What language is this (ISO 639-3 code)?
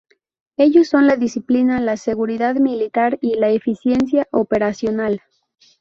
spa